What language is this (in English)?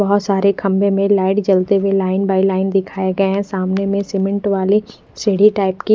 Hindi